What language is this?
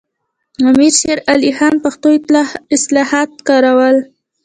Pashto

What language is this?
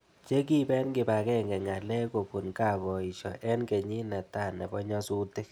Kalenjin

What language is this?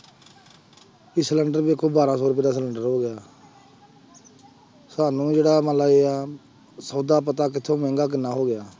Punjabi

